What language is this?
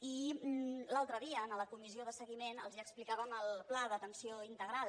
Catalan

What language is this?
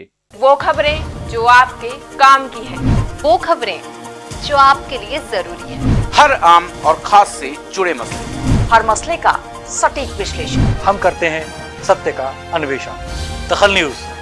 Hindi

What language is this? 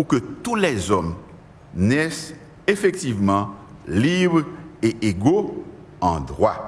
French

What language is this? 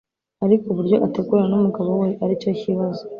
Kinyarwanda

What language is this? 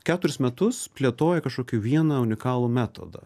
Lithuanian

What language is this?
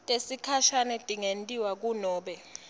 Swati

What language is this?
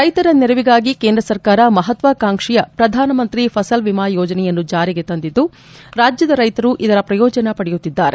Kannada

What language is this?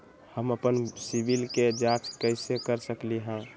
Magahi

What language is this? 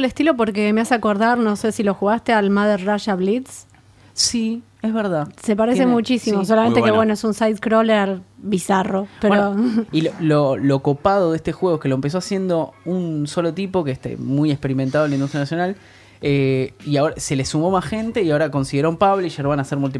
Spanish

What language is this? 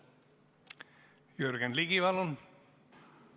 Estonian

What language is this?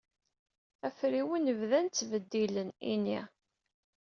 Kabyle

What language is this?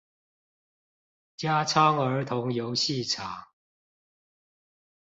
Chinese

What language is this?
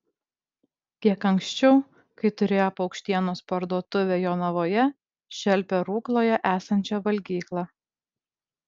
Lithuanian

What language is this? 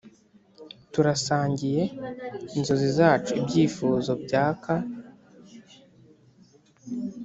Kinyarwanda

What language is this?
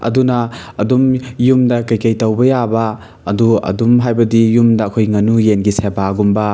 Manipuri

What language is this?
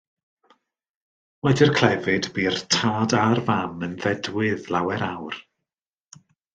Welsh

